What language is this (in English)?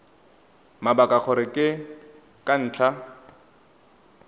Tswana